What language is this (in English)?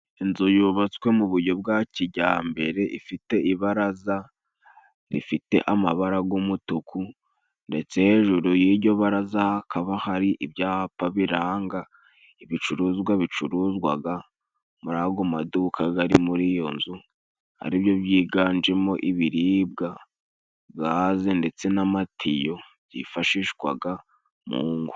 Kinyarwanda